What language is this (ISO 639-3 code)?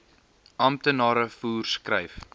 afr